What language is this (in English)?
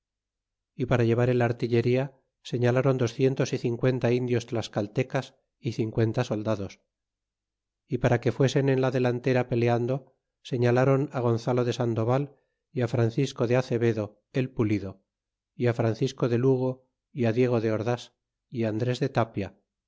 Spanish